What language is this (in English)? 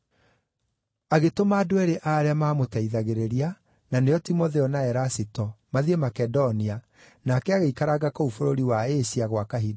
Kikuyu